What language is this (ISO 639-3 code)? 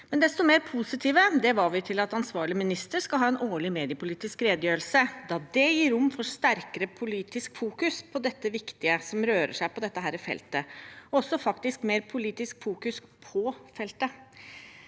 nor